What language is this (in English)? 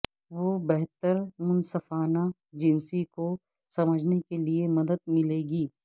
Urdu